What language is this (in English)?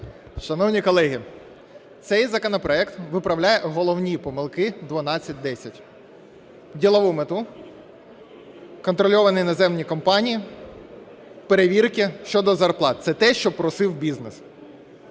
Ukrainian